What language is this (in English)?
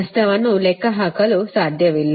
Kannada